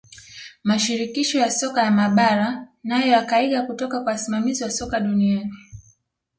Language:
Swahili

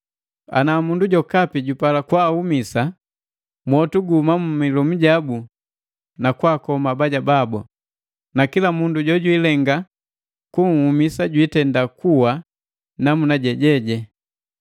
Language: Matengo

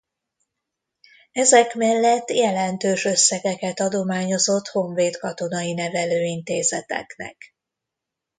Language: Hungarian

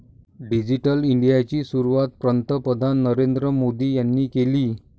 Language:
Marathi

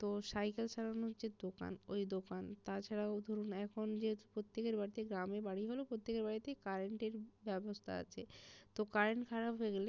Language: Bangla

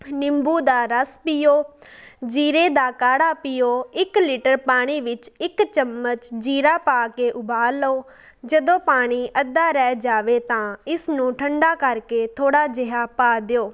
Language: Punjabi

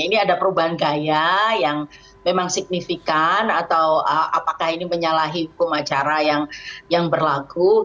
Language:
Indonesian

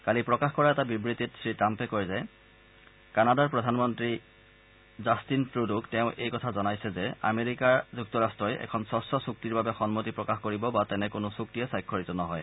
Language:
Assamese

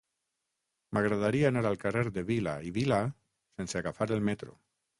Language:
Catalan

